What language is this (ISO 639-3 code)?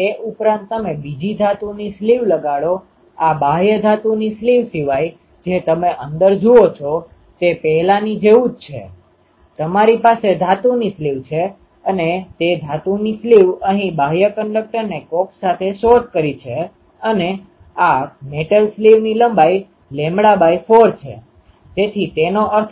guj